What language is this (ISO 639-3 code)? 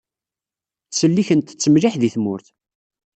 kab